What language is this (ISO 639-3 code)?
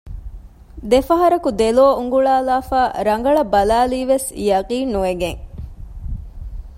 div